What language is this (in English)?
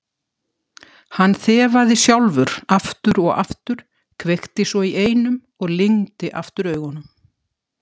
Icelandic